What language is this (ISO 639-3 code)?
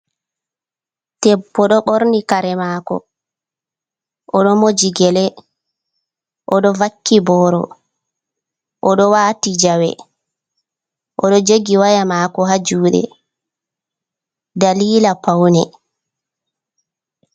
ful